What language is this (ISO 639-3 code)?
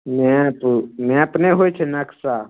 mai